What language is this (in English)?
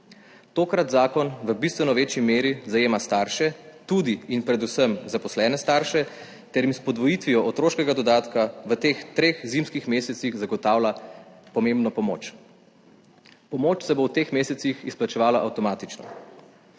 Slovenian